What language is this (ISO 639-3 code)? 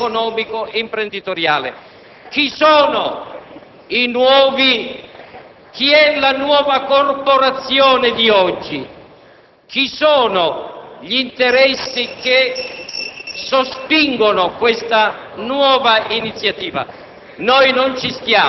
ita